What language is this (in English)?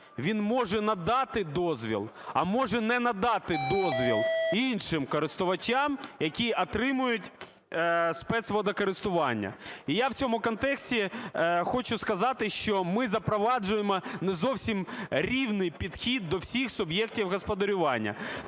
Ukrainian